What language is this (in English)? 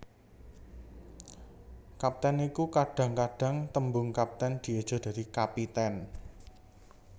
Javanese